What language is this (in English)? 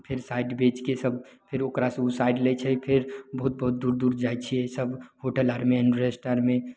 Maithili